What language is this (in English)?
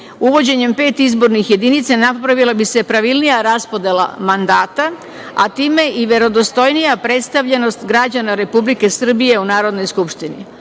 Serbian